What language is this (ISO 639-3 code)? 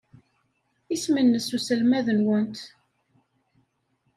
kab